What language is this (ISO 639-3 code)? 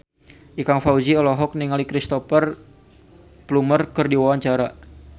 sun